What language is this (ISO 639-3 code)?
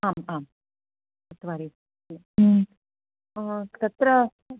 san